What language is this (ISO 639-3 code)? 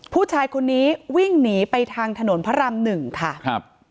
tha